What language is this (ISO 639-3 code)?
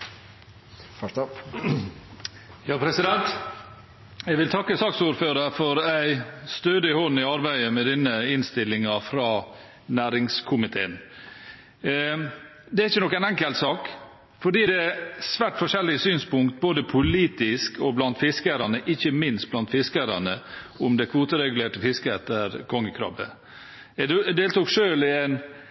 nor